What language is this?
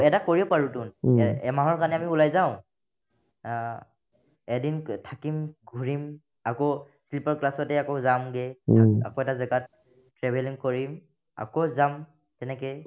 Assamese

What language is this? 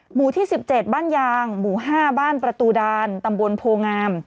Thai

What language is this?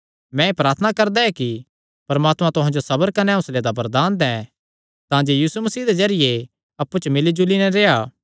Kangri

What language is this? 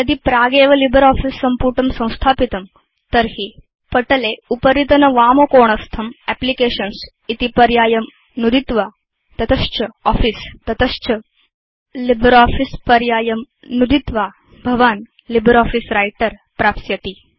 Sanskrit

